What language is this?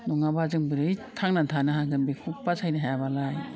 Bodo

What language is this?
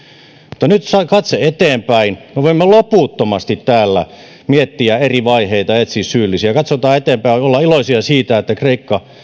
Finnish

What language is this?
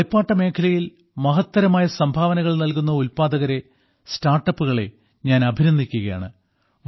Malayalam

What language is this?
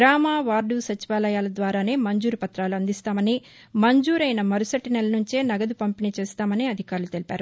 Telugu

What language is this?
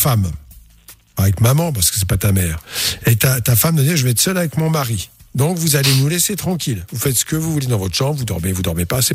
French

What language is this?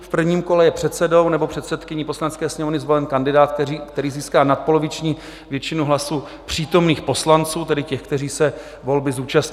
Czech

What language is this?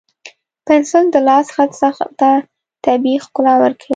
Pashto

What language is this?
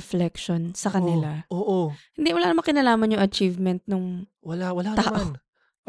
Filipino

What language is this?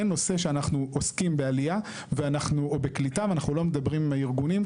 Hebrew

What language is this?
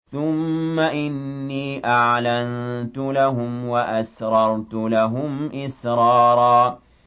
Arabic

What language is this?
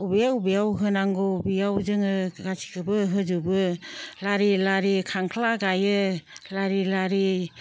Bodo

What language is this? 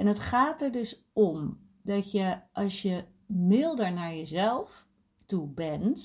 Dutch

